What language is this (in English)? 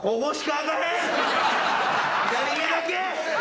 Japanese